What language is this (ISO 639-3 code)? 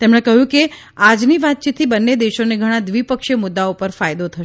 guj